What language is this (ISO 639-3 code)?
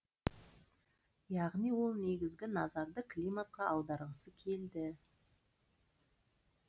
kaz